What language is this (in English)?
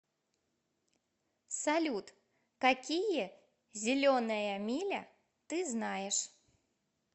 Russian